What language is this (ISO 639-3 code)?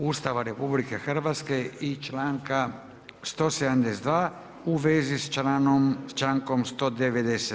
hrv